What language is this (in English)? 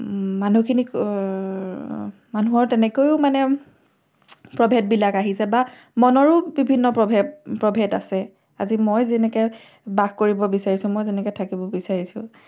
Assamese